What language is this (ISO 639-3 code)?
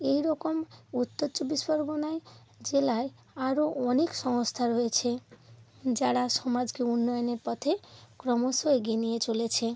ben